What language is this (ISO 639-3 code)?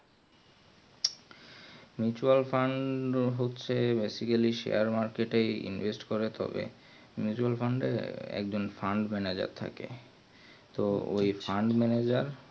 ben